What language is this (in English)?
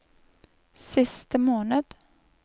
Norwegian